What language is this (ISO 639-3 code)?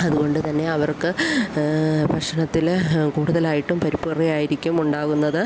mal